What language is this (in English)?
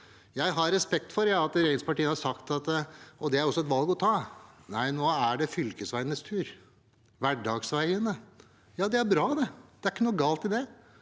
Norwegian